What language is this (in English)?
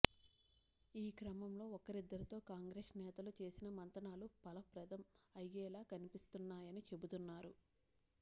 Telugu